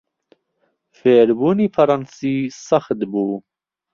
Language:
Central Kurdish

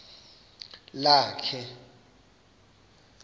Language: Xhosa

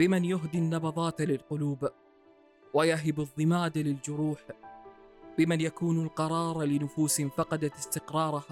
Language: Arabic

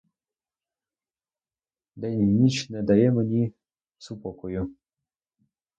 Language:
Ukrainian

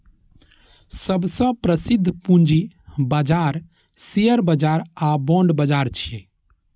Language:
Maithili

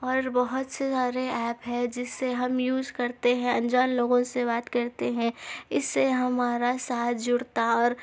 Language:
Urdu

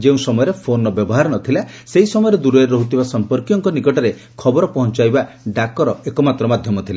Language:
Odia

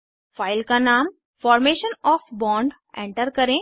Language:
Hindi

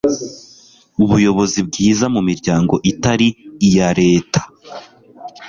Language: Kinyarwanda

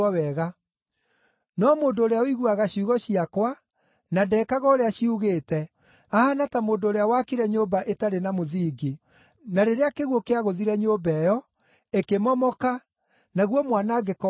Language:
Kikuyu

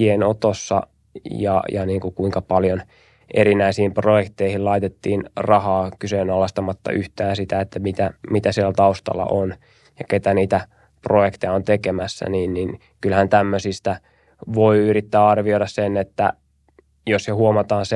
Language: Finnish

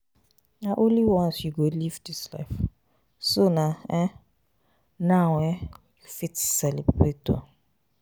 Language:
Nigerian Pidgin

